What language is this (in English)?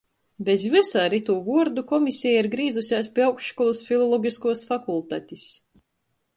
Latgalian